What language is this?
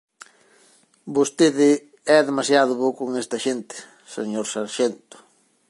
Galician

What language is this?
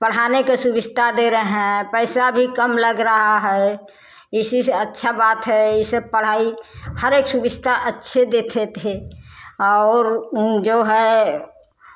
Hindi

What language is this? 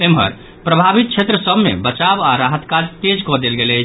Maithili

